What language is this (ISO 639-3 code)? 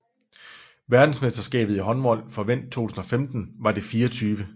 dan